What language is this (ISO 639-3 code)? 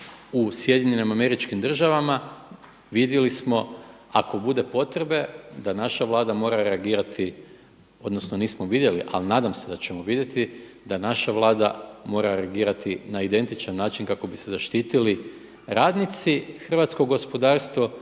hrv